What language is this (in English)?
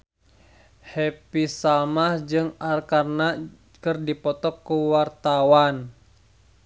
Sundanese